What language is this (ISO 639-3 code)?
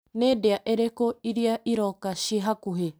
kik